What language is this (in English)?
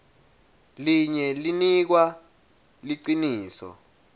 Swati